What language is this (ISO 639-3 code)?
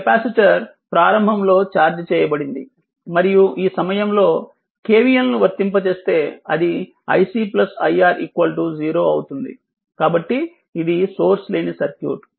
tel